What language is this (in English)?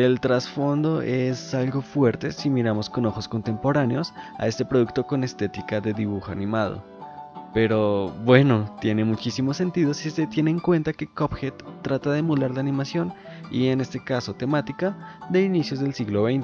Spanish